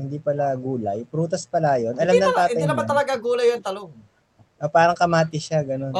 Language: Filipino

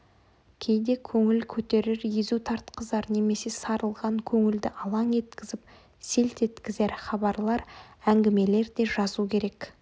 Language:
Kazakh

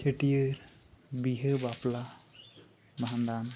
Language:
Santali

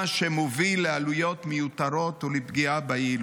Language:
Hebrew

